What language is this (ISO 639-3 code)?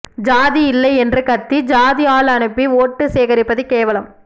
tam